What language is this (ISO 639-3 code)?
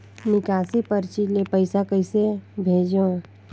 hne